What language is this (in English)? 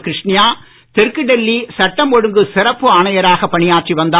Tamil